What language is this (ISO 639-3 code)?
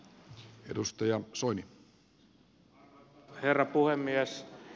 fin